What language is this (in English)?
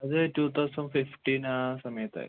Malayalam